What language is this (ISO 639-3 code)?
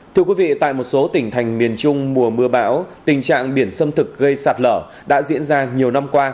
vie